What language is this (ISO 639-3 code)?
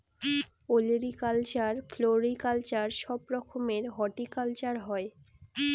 ben